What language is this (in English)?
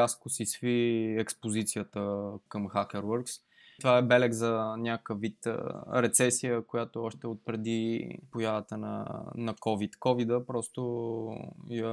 Bulgarian